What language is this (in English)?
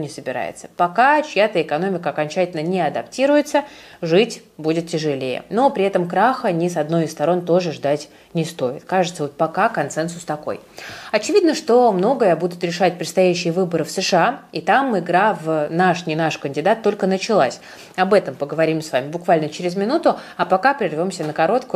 Russian